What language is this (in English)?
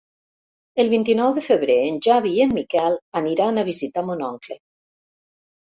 Catalan